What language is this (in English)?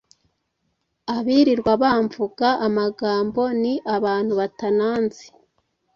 Kinyarwanda